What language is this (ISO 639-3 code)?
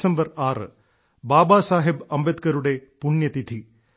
mal